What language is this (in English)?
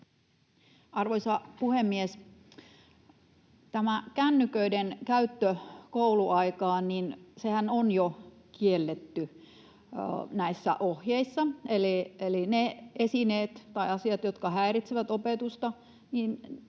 Finnish